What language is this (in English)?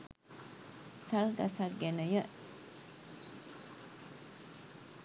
Sinhala